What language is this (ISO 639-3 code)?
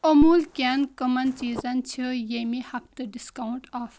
kas